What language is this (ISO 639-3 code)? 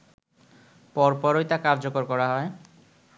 ben